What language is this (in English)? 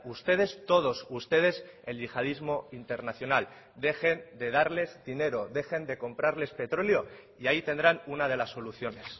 Spanish